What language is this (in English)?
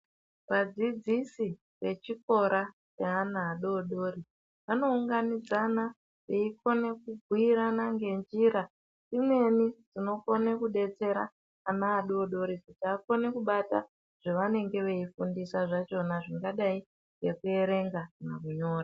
Ndau